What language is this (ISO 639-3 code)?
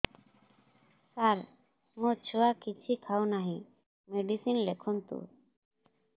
ori